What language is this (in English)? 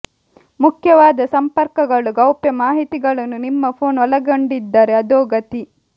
Kannada